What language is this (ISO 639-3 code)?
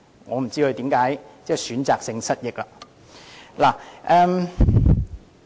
yue